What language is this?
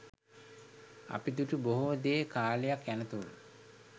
Sinhala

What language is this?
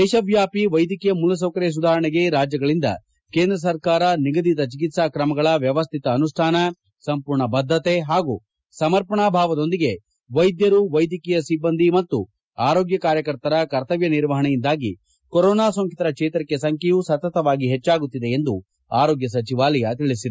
Kannada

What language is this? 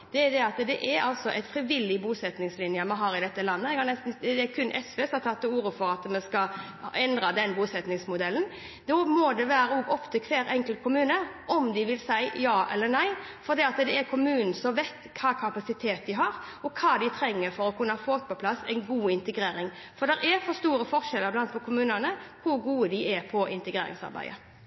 Norwegian Bokmål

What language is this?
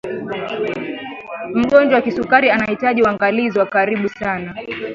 Swahili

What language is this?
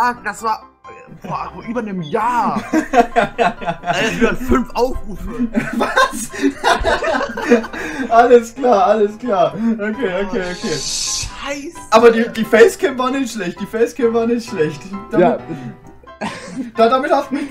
German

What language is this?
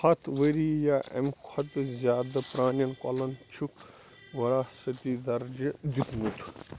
Kashmiri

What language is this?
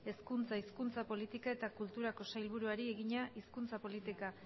Basque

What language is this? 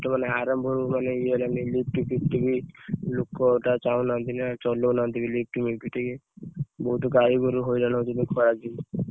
Odia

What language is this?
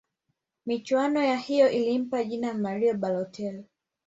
Swahili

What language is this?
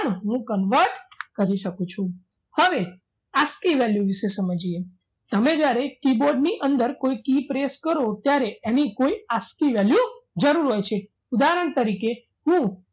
Gujarati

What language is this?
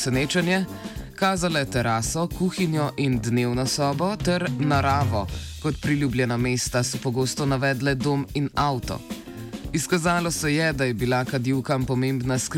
Croatian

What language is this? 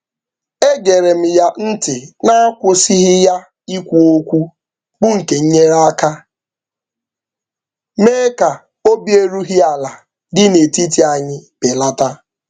Igbo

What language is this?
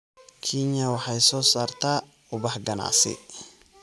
Somali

